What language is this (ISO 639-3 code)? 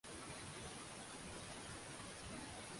swa